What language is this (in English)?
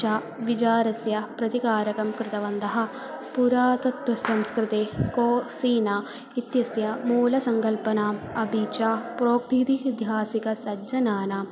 Sanskrit